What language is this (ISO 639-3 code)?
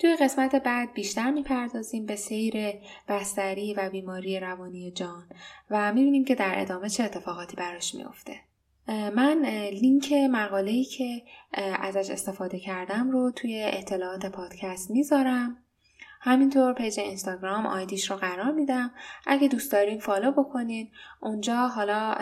fas